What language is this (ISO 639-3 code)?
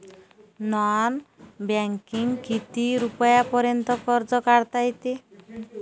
mar